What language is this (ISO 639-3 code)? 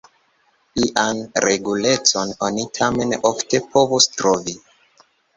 epo